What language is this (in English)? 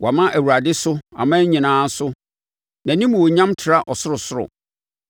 Akan